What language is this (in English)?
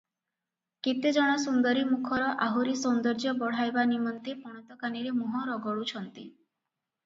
Odia